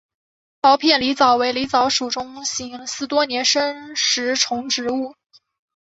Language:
Chinese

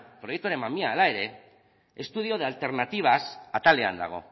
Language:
Basque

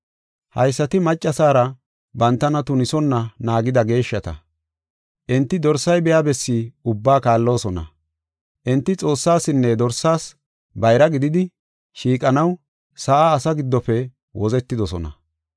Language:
Gofa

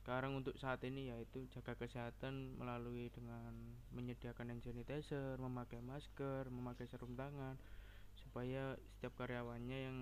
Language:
Indonesian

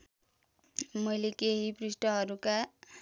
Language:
Nepali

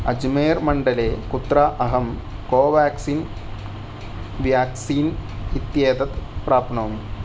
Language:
Sanskrit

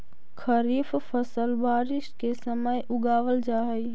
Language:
Magahi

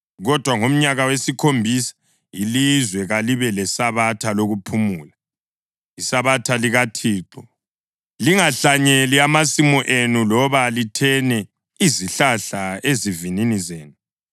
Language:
North Ndebele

